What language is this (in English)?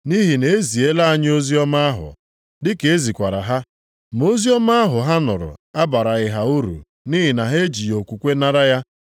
Igbo